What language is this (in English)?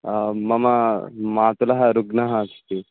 Sanskrit